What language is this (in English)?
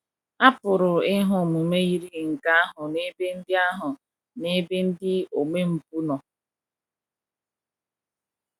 Igbo